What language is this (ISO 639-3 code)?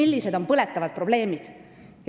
est